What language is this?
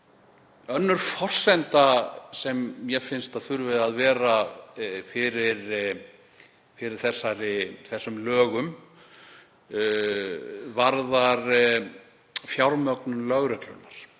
Icelandic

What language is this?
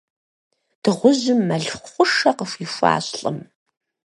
Kabardian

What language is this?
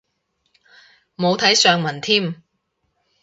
Cantonese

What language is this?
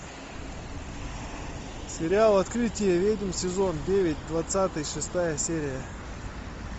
Russian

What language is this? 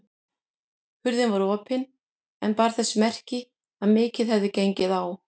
Icelandic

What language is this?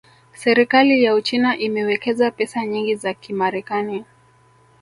Swahili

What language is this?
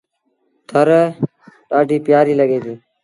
Sindhi Bhil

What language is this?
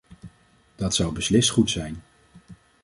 Dutch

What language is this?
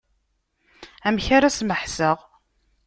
Kabyle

